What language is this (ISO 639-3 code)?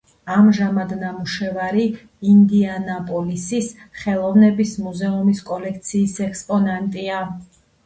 kat